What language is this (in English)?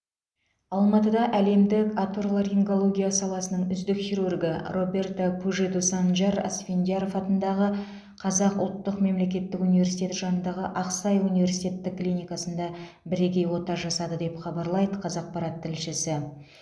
Kazakh